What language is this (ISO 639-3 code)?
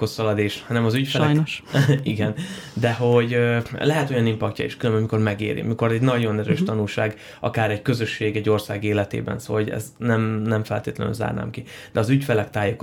hun